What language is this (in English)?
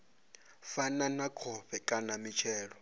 Venda